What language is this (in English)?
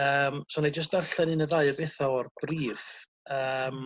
Welsh